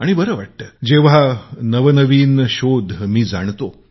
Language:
Marathi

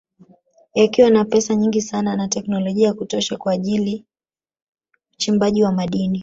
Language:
Swahili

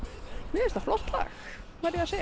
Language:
Icelandic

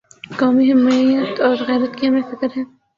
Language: Urdu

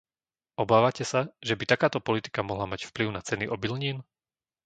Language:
Slovak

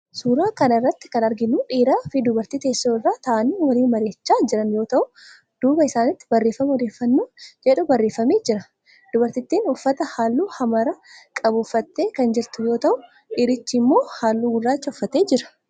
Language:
Oromo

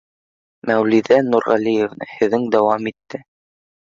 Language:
Bashkir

